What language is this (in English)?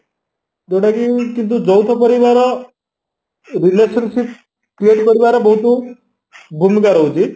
Odia